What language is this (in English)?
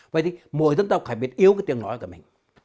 Vietnamese